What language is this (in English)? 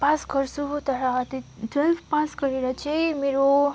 Nepali